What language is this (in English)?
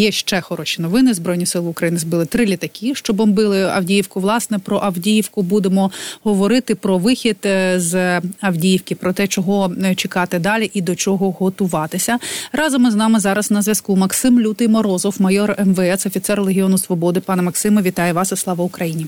Ukrainian